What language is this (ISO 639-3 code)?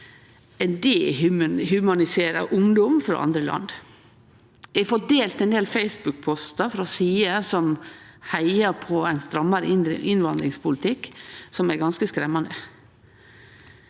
nor